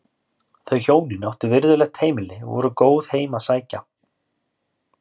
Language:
Icelandic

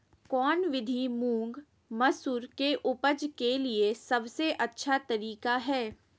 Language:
Magahi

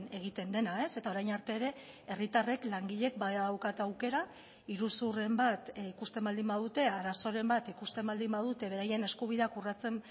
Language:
Basque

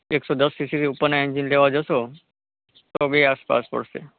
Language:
Gujarati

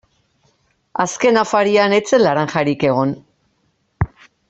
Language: Basque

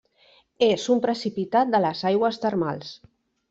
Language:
Catalan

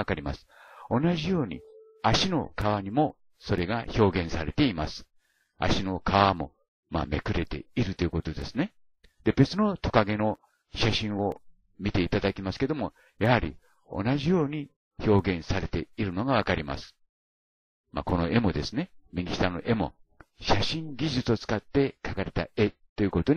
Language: Japanese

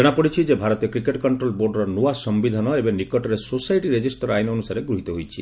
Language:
Odia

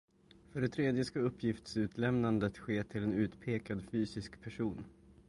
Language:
Swedish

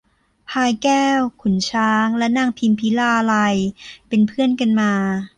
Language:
Thai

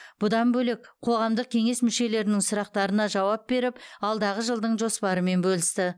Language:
Kazakh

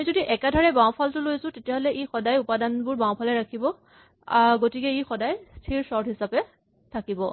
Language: Assamese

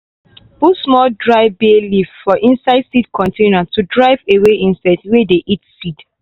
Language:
Nigerian Pidgin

